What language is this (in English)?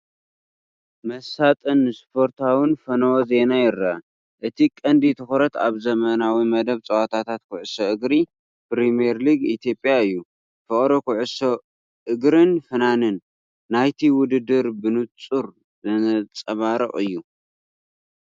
Tigrinya